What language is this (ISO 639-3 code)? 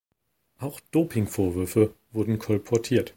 deu